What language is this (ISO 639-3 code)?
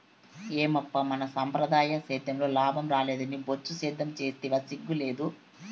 tel